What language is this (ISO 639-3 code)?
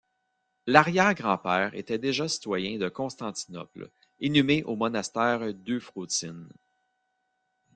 fra